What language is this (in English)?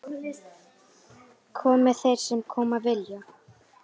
Icelandic